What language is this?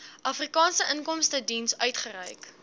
Afrikaans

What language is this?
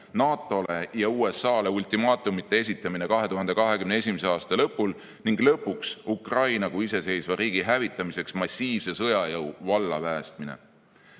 Estonian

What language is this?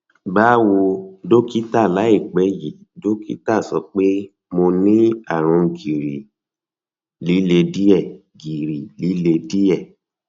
Yoruba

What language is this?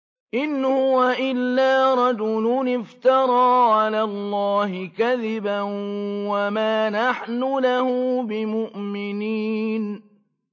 Arabic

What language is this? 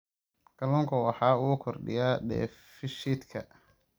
Somali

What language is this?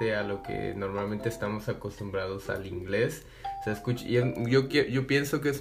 Spanish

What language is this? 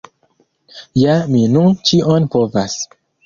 Esperanto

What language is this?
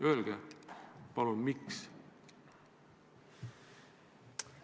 Estonian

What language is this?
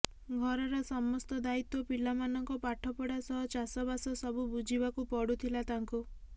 Odia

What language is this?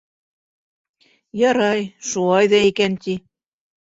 Bashkir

